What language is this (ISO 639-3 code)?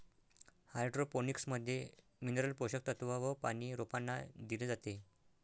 mar